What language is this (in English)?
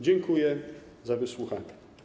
Polish